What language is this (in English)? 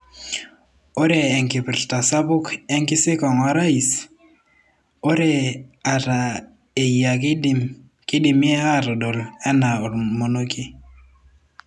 Masai